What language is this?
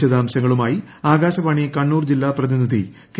Malayalam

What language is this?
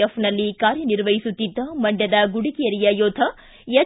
Kannada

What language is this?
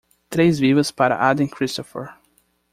Portuguese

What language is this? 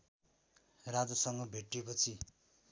Nepali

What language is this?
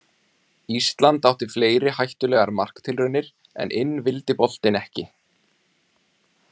Icelandic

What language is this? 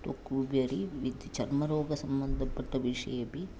Sanskrit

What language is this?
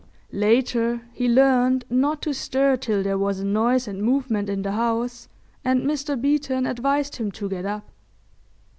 English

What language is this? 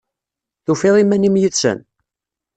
Kabyle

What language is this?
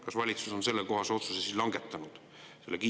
Estonian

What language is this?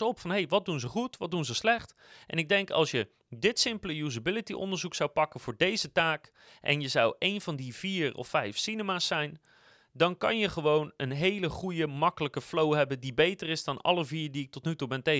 Dutch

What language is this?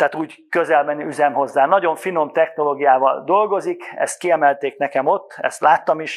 Hungarian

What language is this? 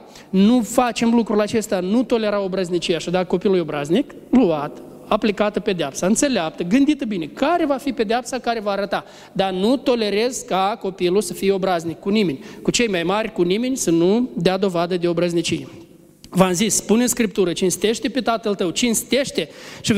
Romanian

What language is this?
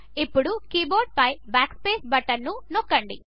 Telugu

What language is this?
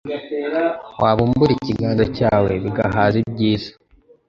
Kinyarwanda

